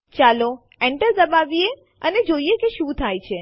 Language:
Gujarati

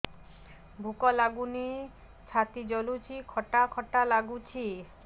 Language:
Odia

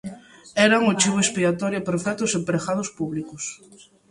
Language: Galician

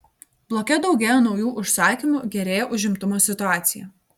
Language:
Lithuanian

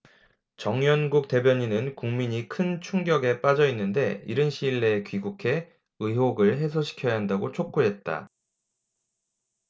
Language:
Korean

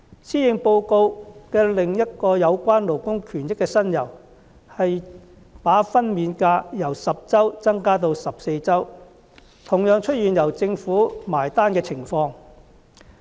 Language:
Cantonese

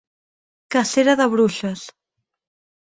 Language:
Catalan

